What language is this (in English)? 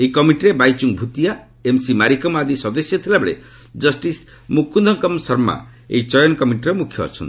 Odia